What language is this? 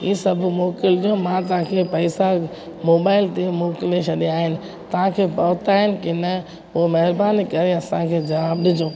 Sindhi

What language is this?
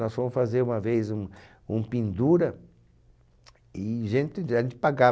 Portuguese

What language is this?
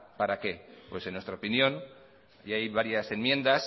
Spanish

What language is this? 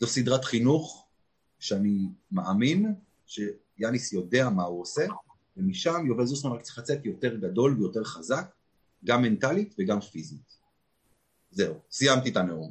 Hebrew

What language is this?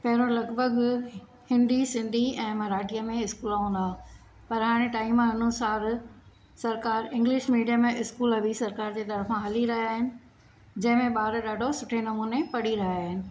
Sindhi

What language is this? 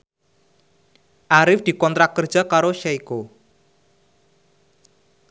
Javanese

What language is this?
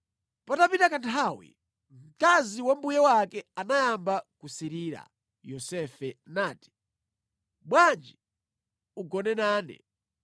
Nyanja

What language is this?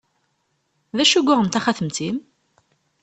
Kabyle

